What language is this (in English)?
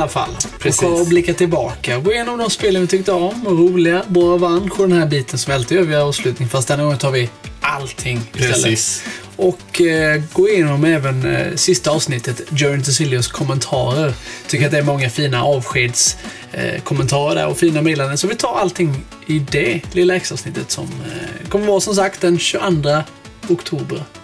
Swedish